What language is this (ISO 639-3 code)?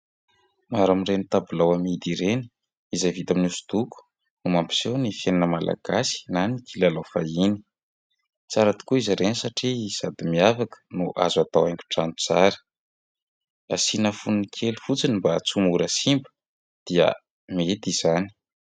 mlg